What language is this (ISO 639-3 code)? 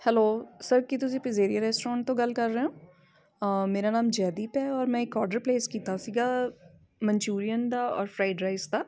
pan